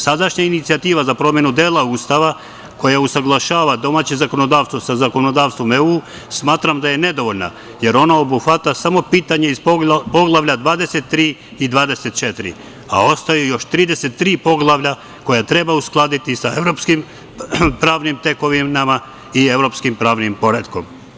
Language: Serbian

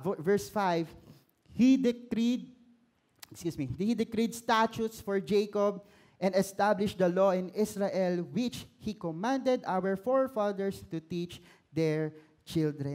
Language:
Filipino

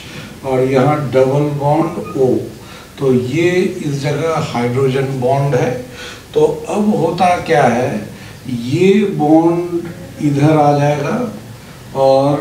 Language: Hindi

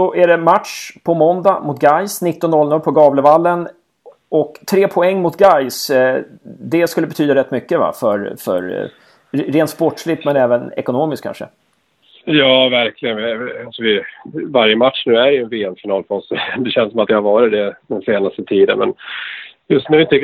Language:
Swedish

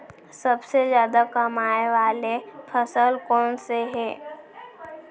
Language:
Chhattisgarhi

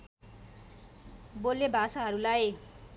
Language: Nepali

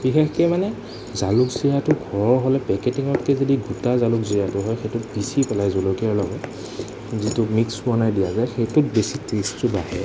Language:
Assamese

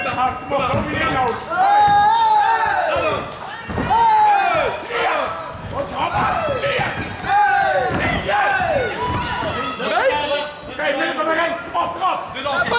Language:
Dutch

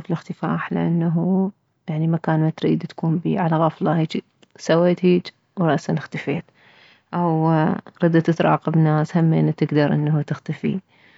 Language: Mesopotamian Arabic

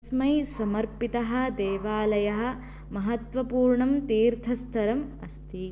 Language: Sanskrit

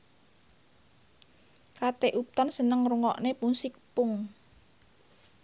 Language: Javanese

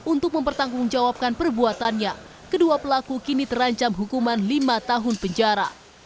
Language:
Indonesian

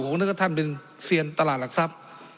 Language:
Thai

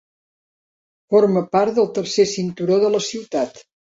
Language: Catalan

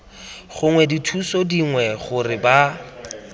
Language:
Tswana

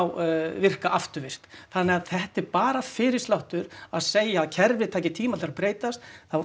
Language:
Icelandic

